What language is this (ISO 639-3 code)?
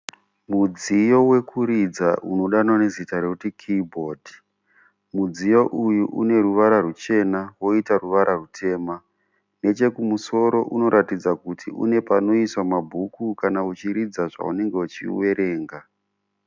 sna